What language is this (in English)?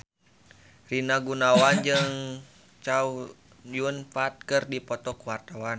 Sundanese